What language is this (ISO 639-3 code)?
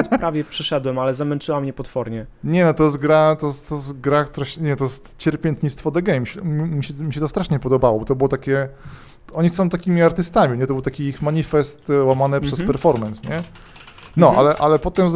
pol